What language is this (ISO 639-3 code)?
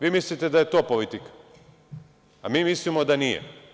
srp